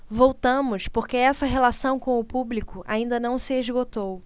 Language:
Portuguese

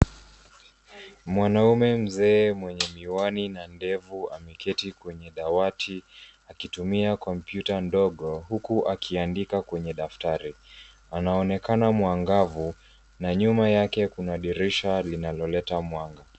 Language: Swahili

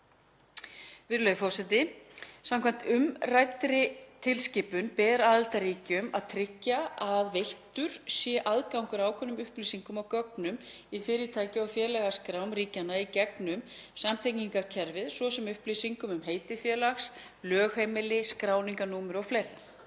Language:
Icelandic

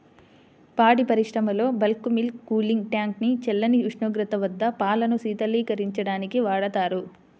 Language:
Telugu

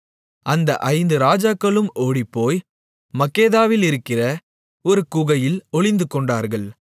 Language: Tamil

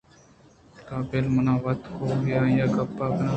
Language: Eastern Balochi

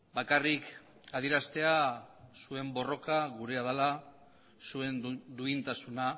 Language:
Basque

